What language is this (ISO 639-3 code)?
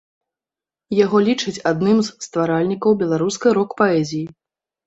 bel